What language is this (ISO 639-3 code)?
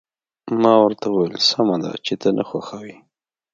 pus